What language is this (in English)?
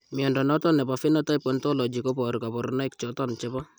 Kalenjin